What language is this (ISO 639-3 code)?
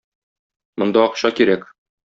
tat